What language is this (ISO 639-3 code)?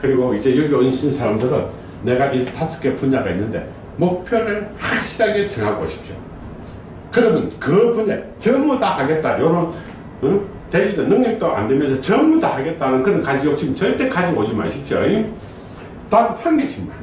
kor